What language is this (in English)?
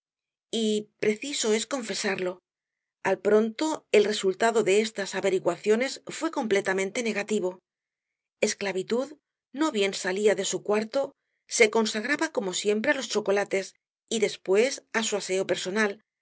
Spanish